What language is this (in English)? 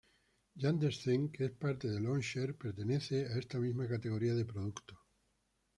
Spanish